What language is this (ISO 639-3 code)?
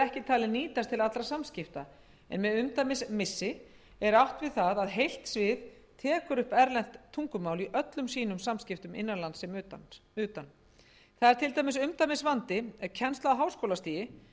isl